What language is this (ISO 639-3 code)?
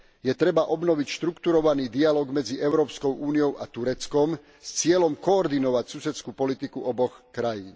slk